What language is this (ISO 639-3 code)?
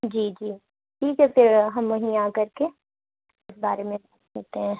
urd